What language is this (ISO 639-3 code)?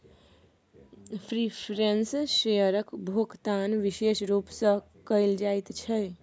mai